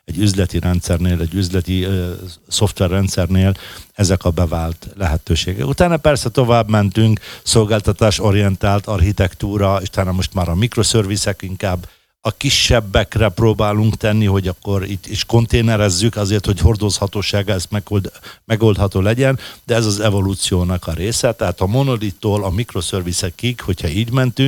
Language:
Hungarian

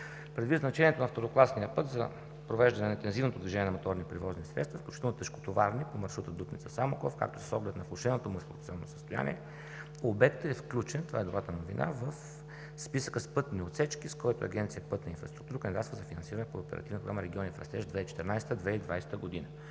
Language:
Bulgarian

